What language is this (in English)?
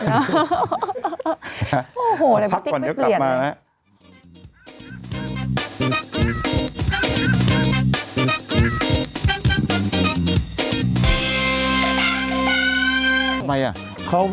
Thai